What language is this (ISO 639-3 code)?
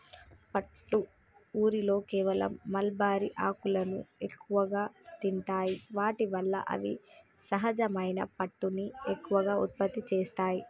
tel